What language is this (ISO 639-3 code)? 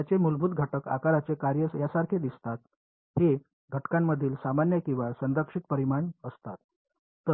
mar